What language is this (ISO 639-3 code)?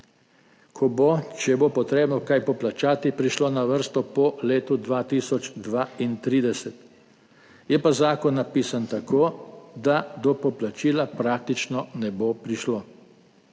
slv